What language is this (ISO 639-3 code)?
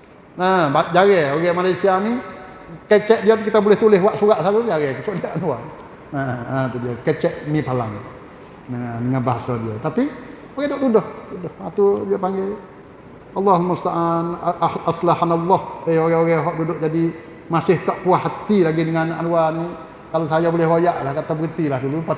msa